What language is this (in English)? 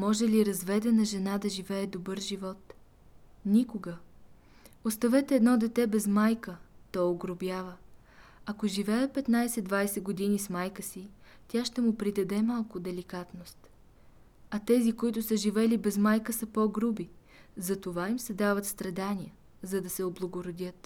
Bulgarian